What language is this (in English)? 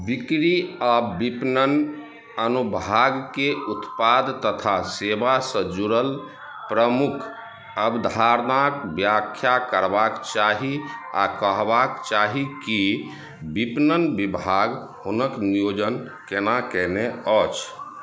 Maithili